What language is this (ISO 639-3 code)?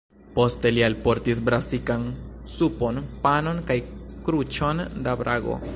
epo